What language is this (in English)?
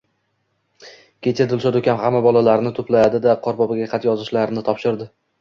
Uzbek